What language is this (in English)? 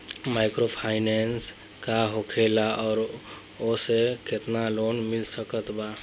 Bhojpuri